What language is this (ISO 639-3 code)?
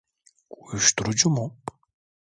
tur